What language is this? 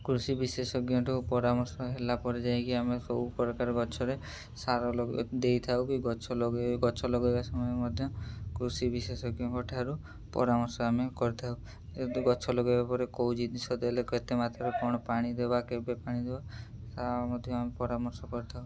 Odia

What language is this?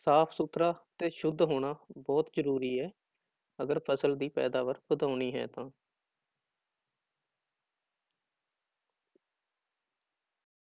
Punjabi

